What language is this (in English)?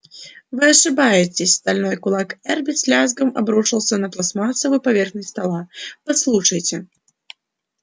Russian